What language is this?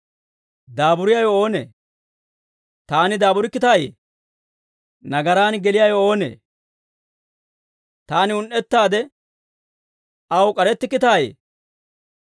Dawro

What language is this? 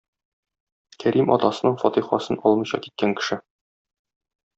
Tatar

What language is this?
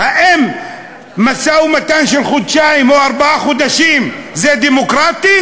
Hebrew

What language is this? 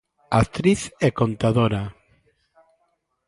Galician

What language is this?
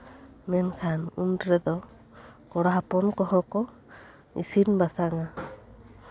Santali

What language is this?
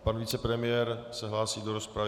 Czech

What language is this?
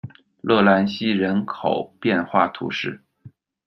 Chinese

